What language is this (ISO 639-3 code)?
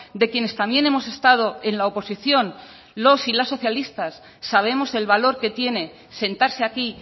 spa